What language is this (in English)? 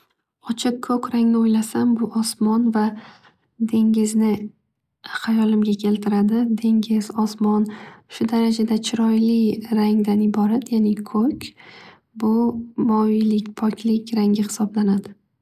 Uzbek